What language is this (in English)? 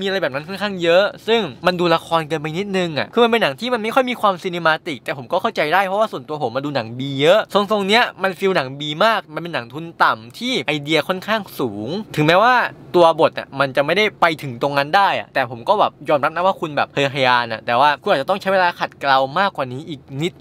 Thai